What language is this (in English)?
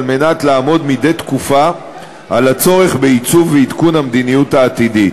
Hebrew